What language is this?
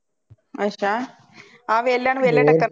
Punjabi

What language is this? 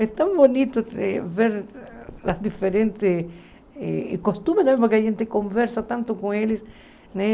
Portuguese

